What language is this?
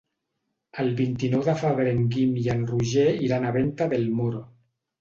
Catalan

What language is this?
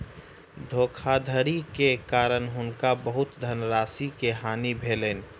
Maithili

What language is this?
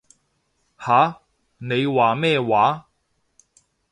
Cantonese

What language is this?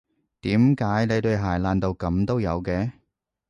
Cantonese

